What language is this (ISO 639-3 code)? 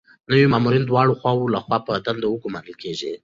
pus